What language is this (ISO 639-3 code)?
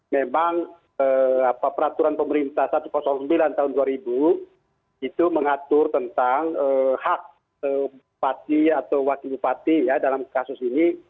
ind